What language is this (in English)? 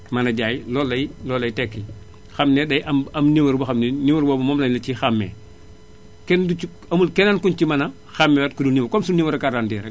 Wolof